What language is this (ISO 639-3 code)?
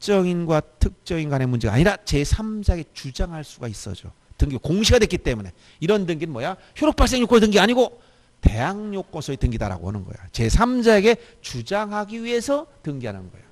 kor